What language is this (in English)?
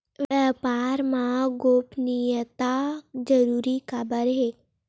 Chhattisgarhi